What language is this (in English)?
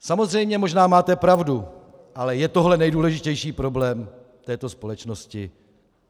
Czech